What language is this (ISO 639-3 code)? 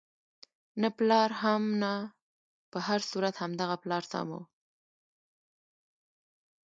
pus